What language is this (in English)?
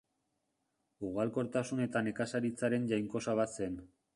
Basque